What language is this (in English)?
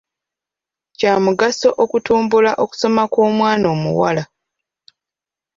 Ganda